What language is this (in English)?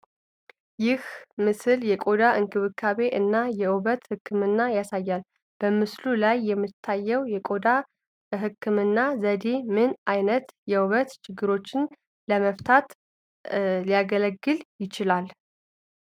Amharic